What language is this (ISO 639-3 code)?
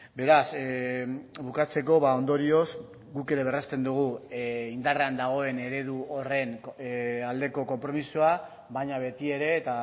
eus